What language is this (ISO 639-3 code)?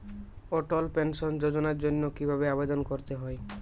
ben